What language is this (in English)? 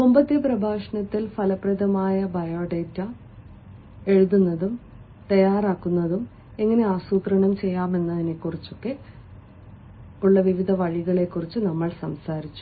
Malayalam